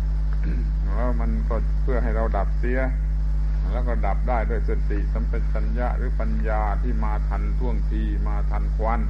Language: Thai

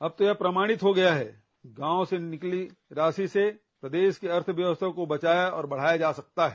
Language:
Hindi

